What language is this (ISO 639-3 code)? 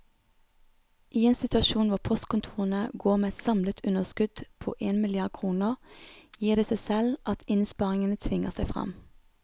nor